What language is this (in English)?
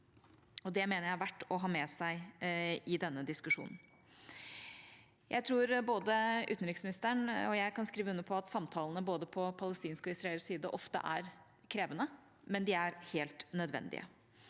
Norwegian